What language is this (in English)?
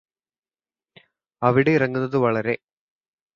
Malayalam